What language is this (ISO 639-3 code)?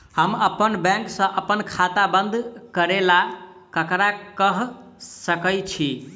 mai